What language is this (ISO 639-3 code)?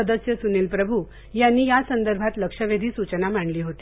mar